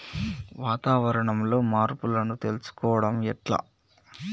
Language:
Telugu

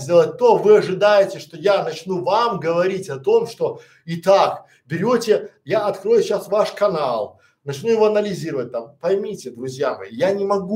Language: Russian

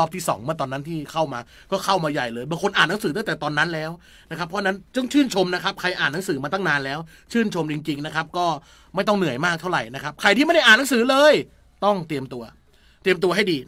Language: Thai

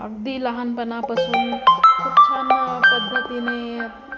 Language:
Marathi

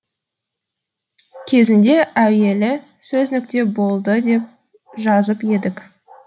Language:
Kazakh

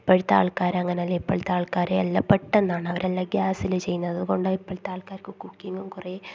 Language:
Malayalam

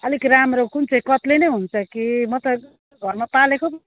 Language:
Nepali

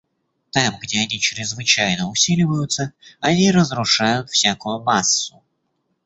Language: Russian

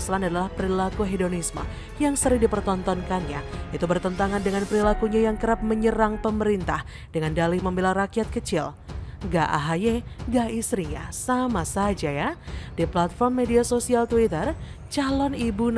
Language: Indonesian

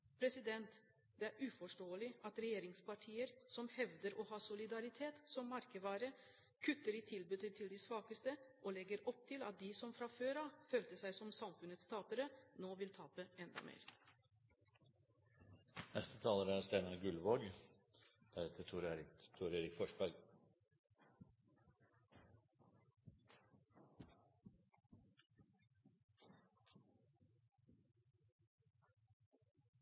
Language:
Norwegian Bokmål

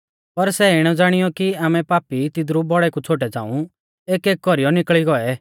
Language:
Mahasu Pahari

